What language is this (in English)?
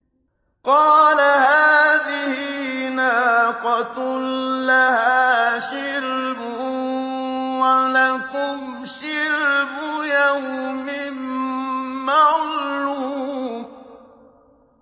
Arabic